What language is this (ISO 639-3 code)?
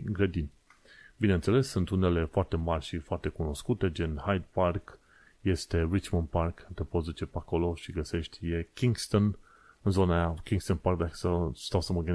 ron